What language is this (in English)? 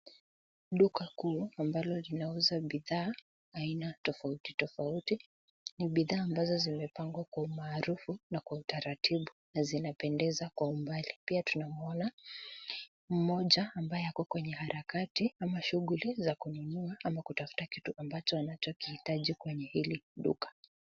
Swahili